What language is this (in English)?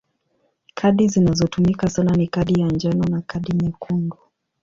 Swahili